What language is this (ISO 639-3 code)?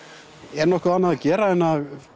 isl